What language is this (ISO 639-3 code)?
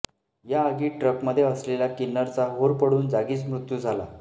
mar